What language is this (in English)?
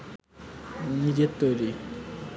Bangla